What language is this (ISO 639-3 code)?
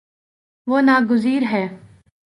urd